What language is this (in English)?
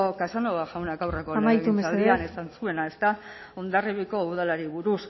Basque